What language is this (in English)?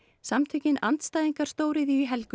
Icelandic